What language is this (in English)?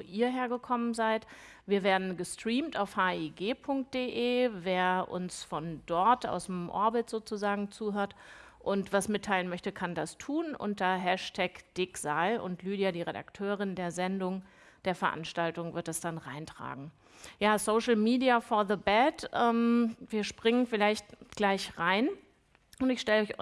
German